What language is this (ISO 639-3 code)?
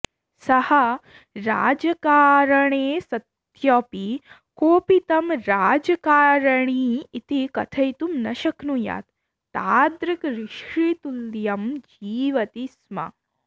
san